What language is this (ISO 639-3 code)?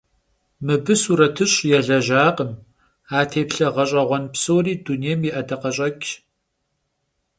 kbd